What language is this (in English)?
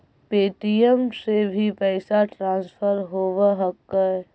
Magahi